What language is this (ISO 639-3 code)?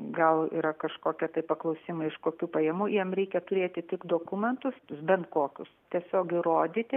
lit